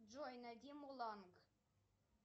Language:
Russian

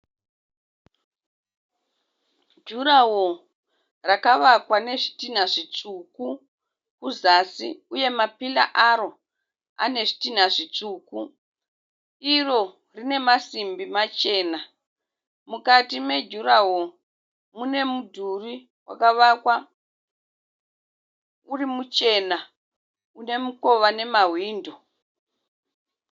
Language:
Shona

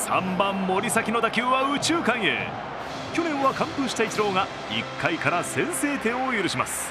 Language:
Japanese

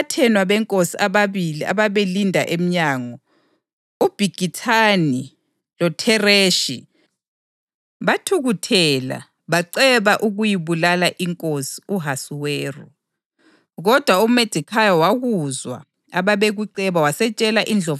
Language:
North Ndebele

